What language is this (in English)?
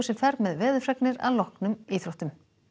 Icelandic